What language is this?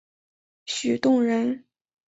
Chinese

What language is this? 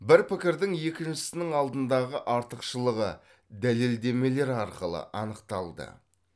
Kazakh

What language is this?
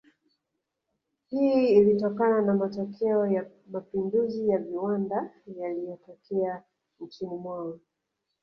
Swahili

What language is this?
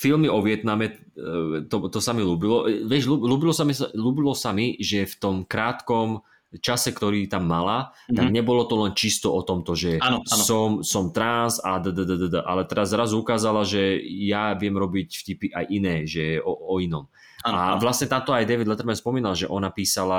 Slovak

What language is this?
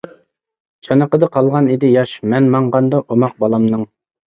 Uyghur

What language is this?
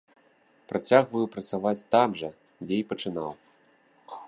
Belarusian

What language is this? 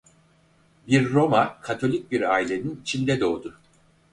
Turkish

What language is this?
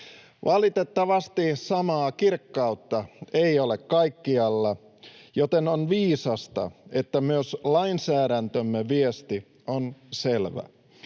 Finnish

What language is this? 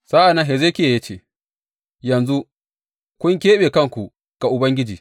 Hausa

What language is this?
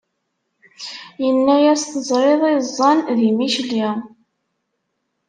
Kabyle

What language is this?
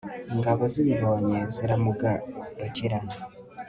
Kinyarwanda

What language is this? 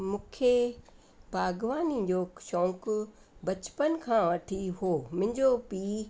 Sindhi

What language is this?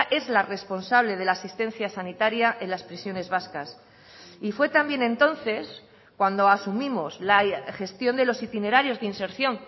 Spanish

